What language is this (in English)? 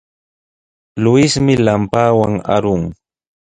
Sihuas Ancash Quechua